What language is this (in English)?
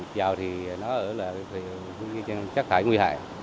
Vietnamese